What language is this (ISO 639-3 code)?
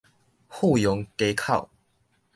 nan